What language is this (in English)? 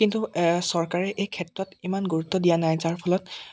Assamese